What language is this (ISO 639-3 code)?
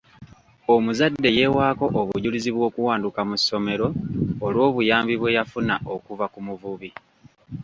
lug